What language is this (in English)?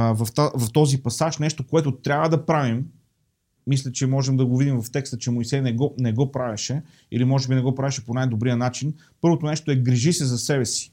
Bulgarian